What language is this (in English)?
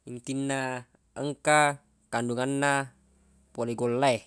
Buginese